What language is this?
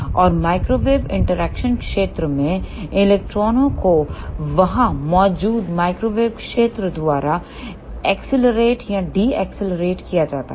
Hindi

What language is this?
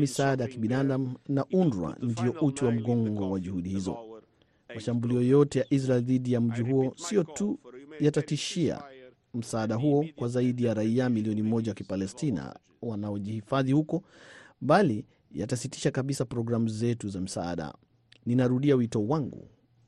Swahili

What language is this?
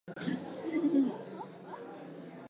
Chinese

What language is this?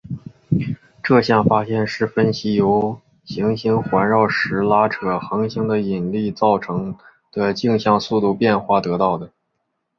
Chinese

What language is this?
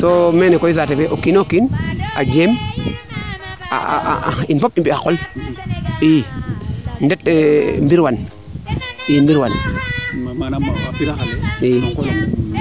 Serer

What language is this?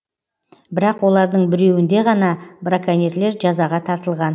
Kazakh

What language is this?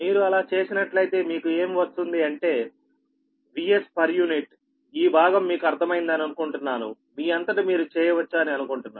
Telugu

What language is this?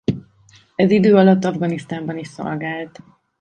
Hungarian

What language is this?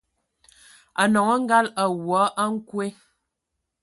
Ewondo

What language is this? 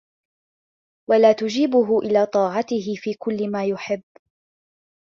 Arabic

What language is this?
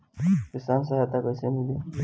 Bhojpuri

